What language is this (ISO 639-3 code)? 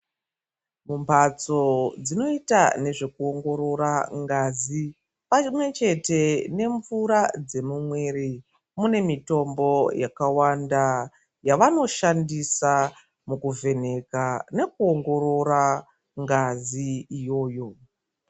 ndc